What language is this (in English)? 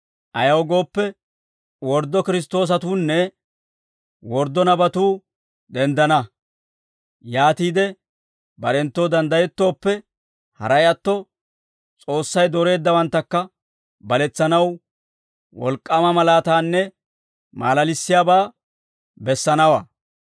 Dawro